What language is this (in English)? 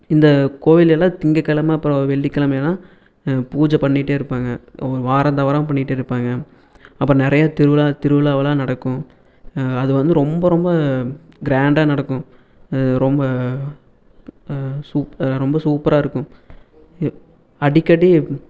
Tamil